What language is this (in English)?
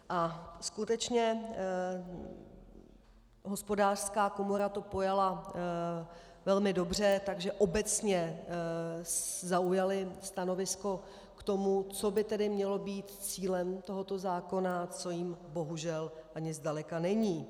Czech